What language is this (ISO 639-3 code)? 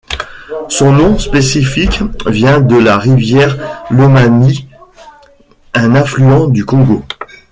fra